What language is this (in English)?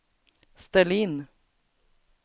Swedish